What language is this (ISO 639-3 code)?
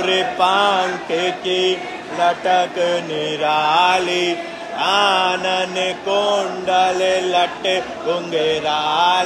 hin